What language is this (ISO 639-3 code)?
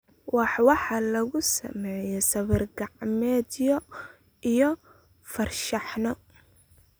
som